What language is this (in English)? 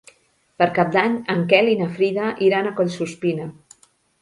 Catalan